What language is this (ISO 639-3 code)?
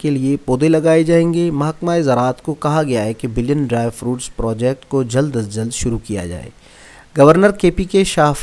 urd